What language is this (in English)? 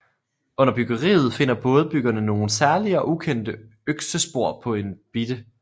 Danish